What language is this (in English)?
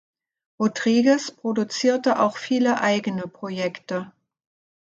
German